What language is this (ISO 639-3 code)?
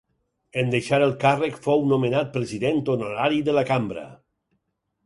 cat